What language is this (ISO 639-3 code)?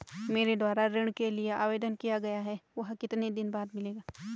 hin